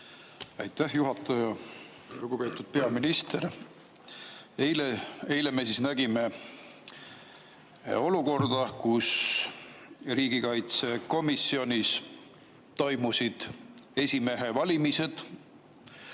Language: Estonian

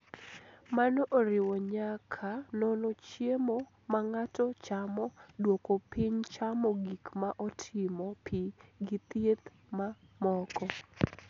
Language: Luo (Kenya and Tanzania)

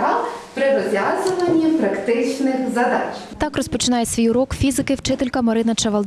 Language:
Ukrainian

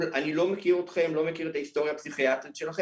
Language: Hebrew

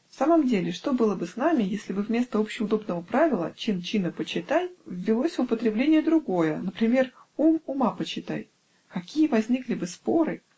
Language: Russian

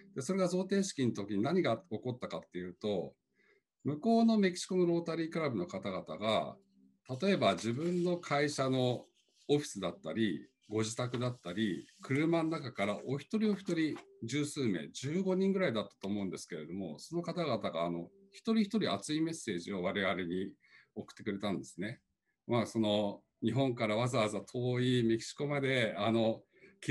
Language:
Japanese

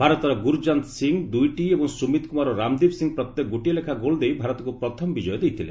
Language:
Odia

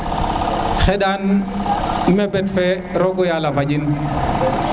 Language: Serer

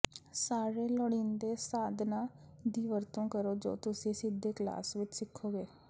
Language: Punjabi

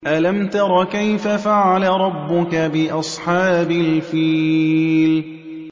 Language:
Arabic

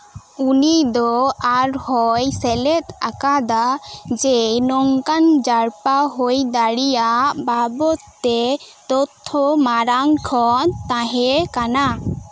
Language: Santali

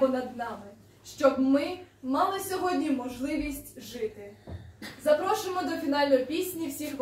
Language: Ukrainian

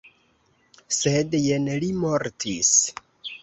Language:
Esperanto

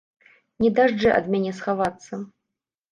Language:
Belarusian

